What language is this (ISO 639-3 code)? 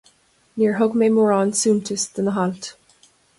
gle